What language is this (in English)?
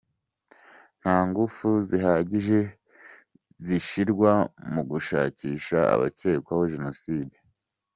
Kinyarwanda